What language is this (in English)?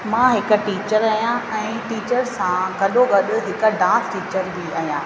Sindhi